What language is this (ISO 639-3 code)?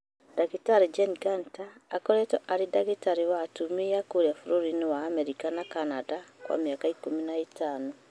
kik